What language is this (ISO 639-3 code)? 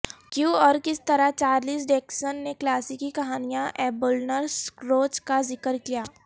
urd